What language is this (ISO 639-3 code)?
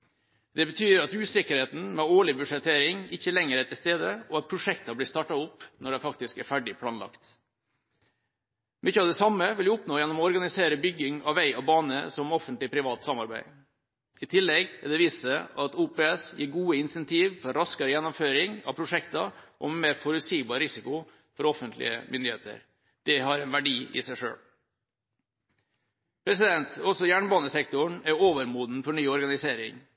nob